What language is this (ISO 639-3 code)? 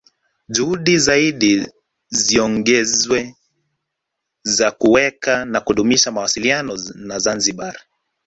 swa